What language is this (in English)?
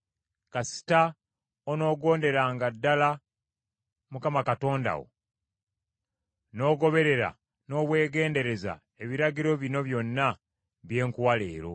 Ganda